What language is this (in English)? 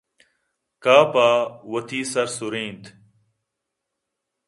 Eastern Balochi